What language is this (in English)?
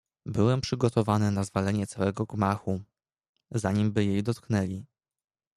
Polish